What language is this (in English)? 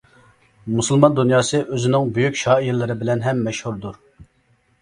Uyghur